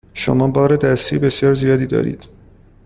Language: Persian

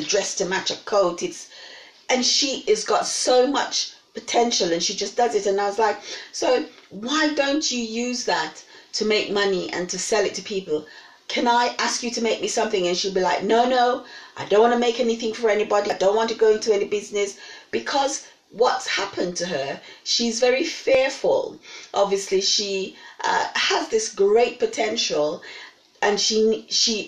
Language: English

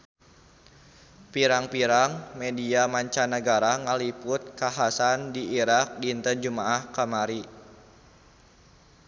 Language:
Sundanese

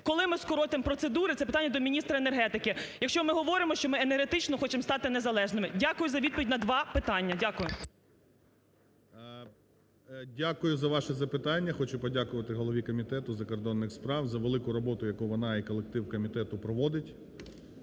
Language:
Ukrainian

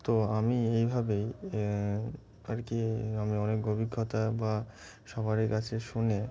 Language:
Bangla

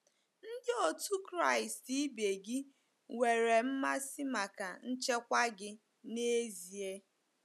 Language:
Igbo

